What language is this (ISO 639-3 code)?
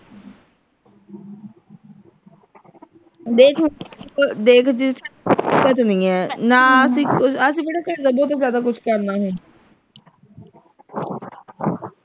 pan